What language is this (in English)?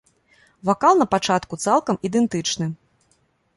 Belarusian